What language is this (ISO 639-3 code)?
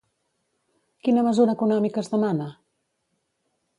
cat